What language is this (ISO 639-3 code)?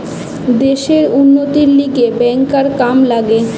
ben